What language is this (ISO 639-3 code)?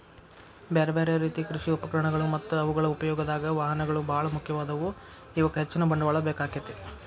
kan